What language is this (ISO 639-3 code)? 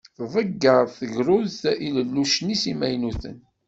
kab